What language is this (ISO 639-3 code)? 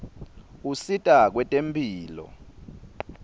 ssw